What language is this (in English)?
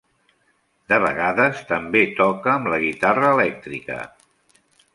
Catalan